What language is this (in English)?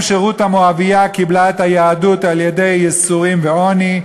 Hebrew